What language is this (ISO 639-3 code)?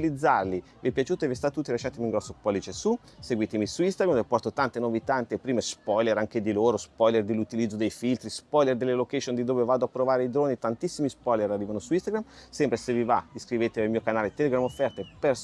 ita